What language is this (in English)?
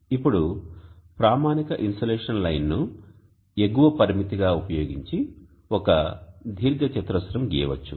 Telugu